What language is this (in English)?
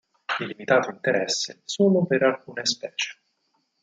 Italian